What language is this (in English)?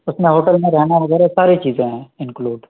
Urdu